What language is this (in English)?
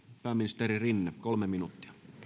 Finnish